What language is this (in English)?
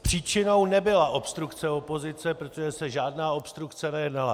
Czech